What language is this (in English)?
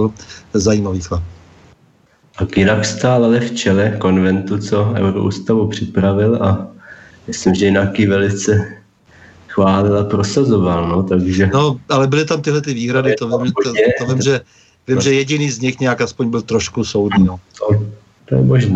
Czech